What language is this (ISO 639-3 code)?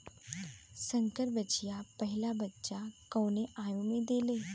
bho